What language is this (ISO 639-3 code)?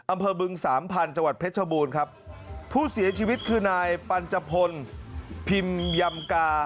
tha